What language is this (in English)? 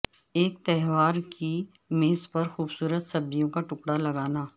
Urdu